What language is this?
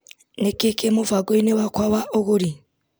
Kikuyu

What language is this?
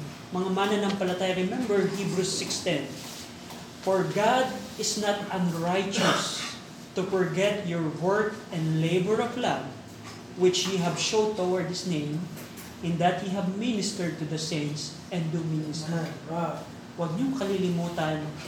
Filipino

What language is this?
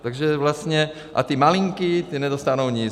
Czech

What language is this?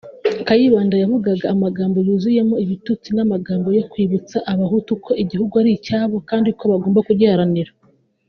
Kinyarwanda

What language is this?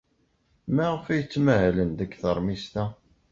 Kabyle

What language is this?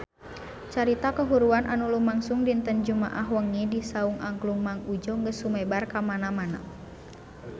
Sundanese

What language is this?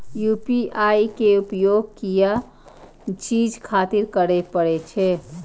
Maithili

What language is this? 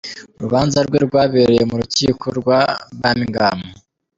Kinyarwanda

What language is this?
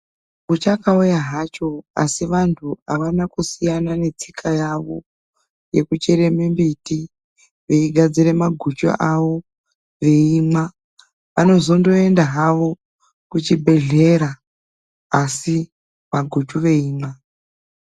Ndau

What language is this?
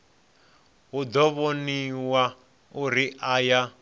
Venda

